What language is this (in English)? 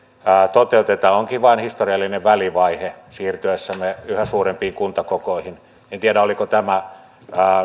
Finnish